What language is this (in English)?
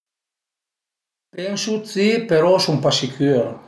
Piedmontese